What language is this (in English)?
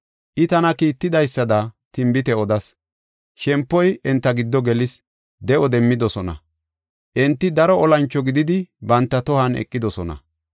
Gofa